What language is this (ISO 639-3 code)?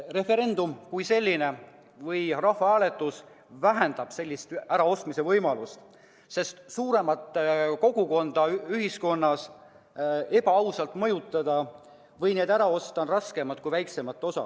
est